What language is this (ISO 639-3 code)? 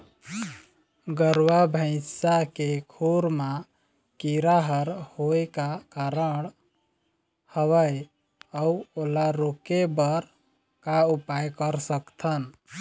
hne